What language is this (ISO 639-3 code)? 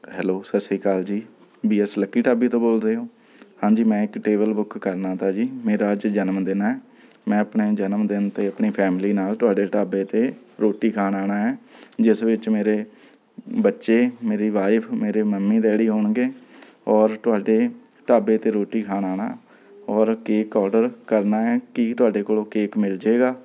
pan